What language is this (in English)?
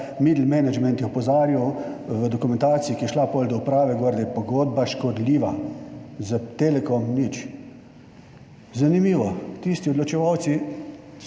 Slovenian